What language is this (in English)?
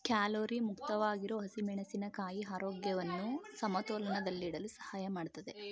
Kannada